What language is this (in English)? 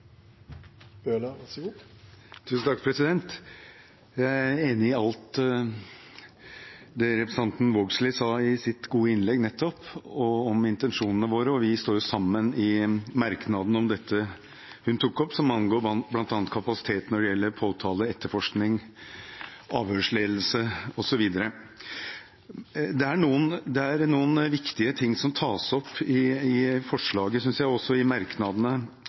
Norwegian